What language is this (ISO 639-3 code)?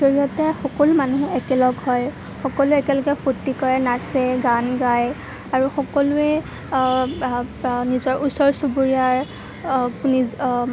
asm